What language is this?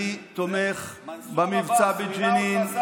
Hebrew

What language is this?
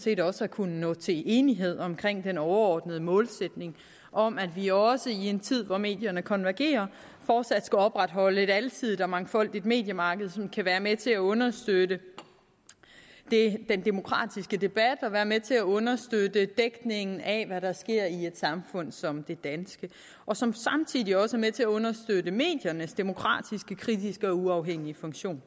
Danish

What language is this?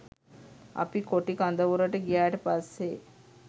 Sinhala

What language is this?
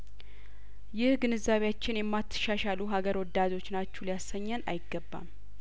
Amharic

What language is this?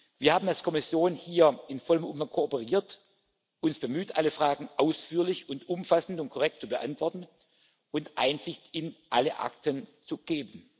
German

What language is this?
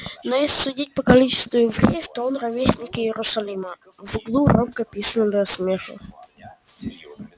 Russian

